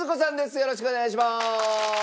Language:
Japanese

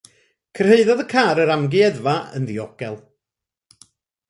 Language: Welsh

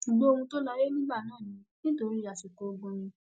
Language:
Yoruba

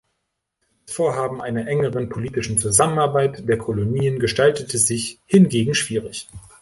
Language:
German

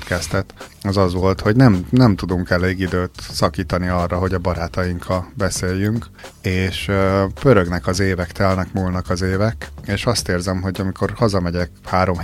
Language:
Hungarian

